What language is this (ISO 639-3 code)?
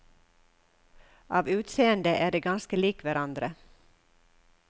nor